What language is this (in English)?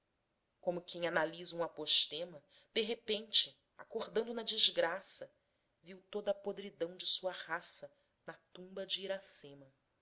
Portuguese